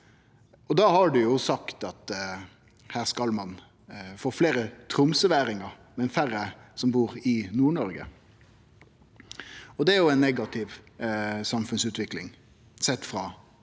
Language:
Norwegian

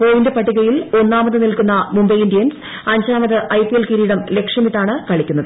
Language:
Malayalam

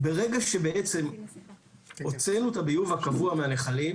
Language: Hebrew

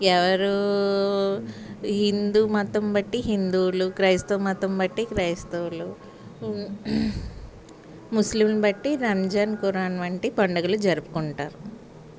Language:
Telugu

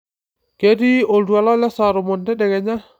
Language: Masai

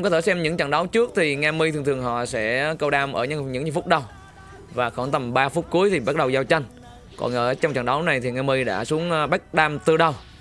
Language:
Vietnamese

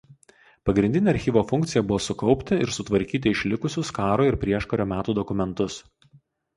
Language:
Lithuanian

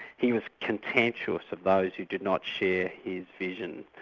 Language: English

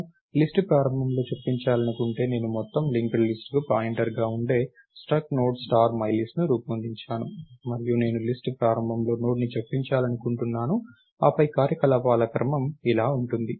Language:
Telugu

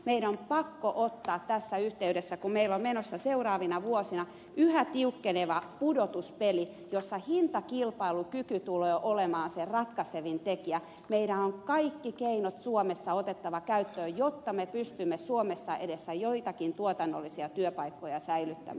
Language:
Finnish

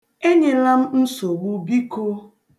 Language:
Igbo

